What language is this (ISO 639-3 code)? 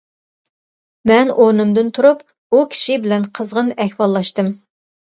uig